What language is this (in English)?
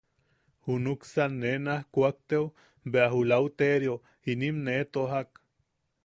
Yaqui